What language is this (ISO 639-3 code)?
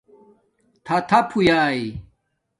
dmk